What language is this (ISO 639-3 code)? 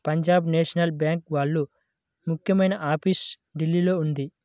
tel